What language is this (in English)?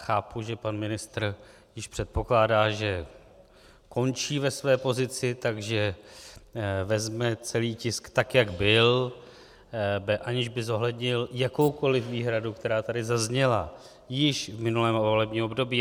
Czech